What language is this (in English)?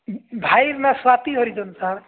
Odia